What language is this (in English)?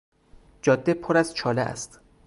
Persian